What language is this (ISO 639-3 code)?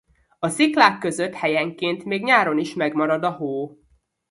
hun